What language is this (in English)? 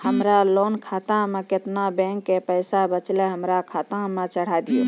Maithili